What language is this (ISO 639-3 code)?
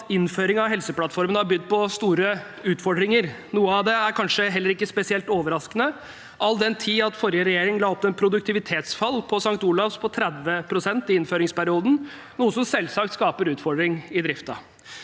nor